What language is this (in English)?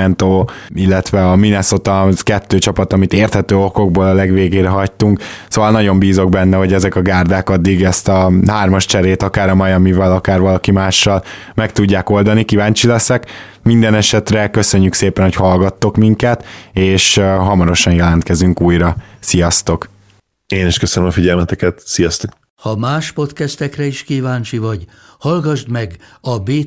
Hungarian